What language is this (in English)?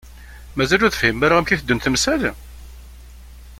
Kabyle